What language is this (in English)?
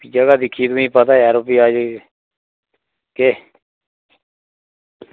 Dogri